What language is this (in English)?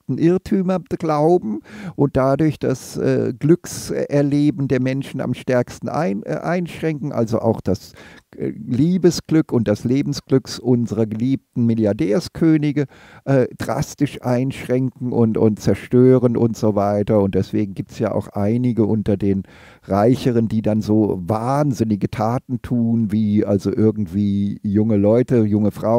German